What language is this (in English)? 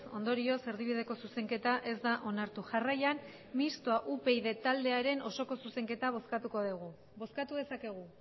Basque